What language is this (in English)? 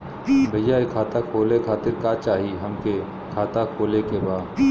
Bhojpuri